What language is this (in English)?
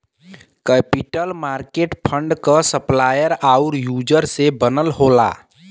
Bhojpuri